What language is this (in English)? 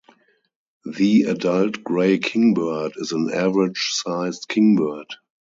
English